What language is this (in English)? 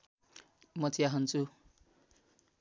Nepali